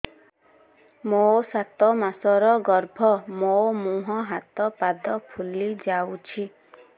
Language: Odia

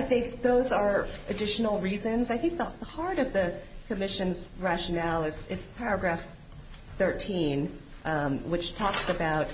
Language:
English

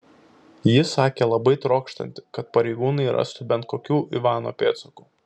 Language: Lithuanian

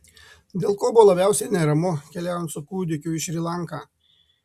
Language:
Lithuanian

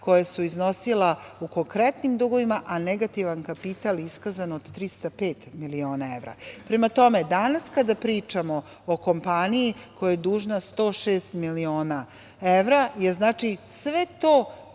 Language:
Serbian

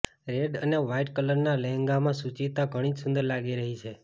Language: Gujarati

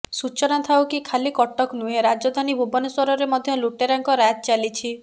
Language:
Odia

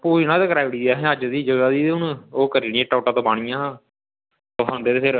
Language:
Dogri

